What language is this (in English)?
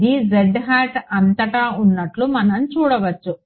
Telugu